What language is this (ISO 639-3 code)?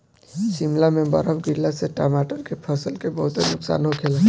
bho